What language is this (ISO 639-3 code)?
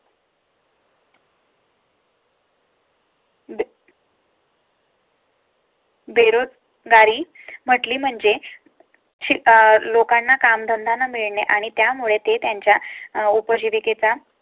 mar